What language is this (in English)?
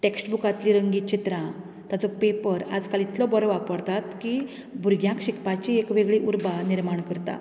Konkani